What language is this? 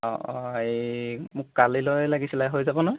Assamese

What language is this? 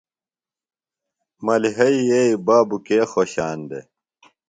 Phalura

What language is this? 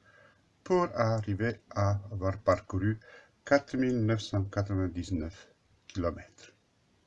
French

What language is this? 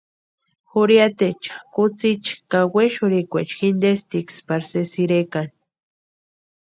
Western Highland Purepecha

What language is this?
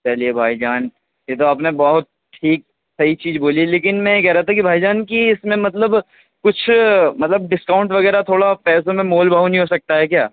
Urdu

